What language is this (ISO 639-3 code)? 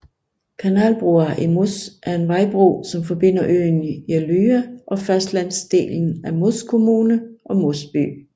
dan